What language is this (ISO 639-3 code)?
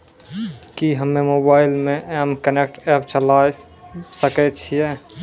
mai